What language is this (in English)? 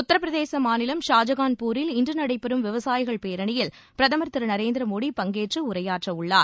Tamil